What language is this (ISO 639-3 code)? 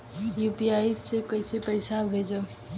bho